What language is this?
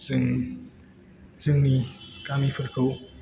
Bodo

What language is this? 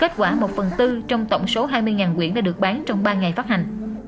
Vietnamese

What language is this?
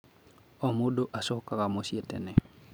Kikuyu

